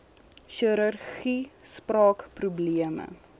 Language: Afrikaans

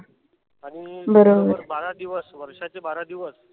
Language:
Marathi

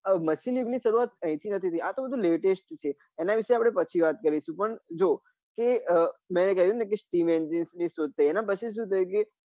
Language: Gujarati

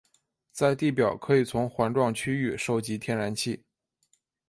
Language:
Chinese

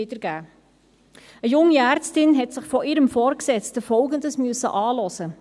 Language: Swiss German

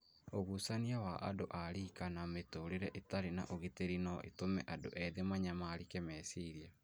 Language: Kikuyu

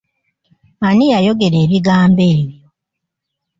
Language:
Ganda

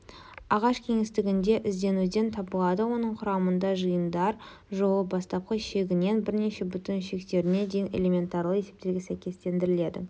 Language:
Kazakh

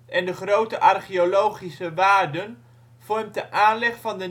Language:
Dutch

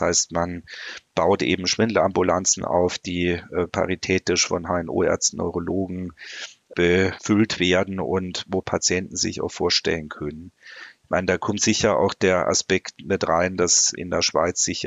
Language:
German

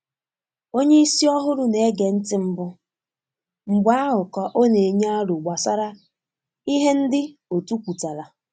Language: Igbo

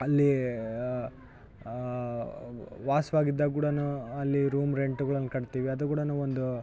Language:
Kannada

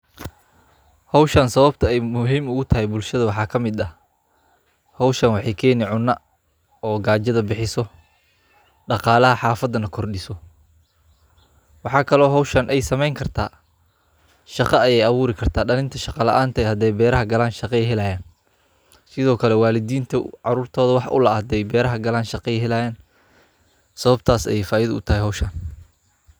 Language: Somali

